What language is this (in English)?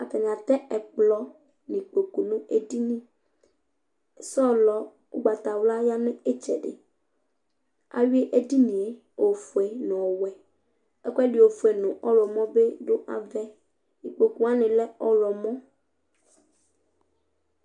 Ikposo